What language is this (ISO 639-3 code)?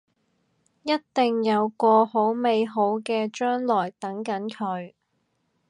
yue